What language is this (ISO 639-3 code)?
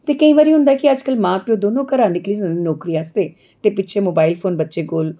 doi